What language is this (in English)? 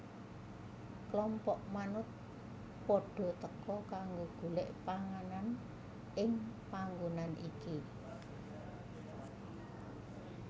Javanese